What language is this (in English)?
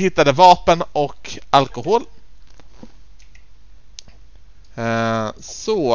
Swedish